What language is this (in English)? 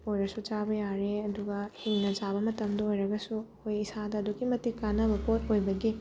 Manipuri